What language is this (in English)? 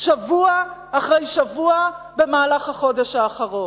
Hebrew